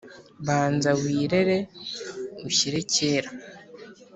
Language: Kinyarwanda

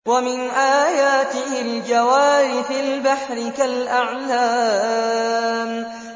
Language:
Arabic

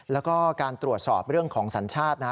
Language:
Thai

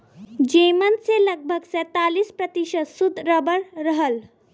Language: Bhojpuri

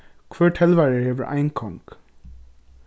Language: Faroese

